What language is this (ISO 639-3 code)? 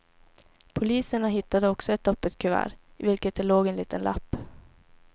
swe